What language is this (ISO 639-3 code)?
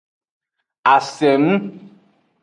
ajg